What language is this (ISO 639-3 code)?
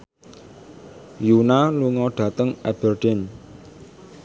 jav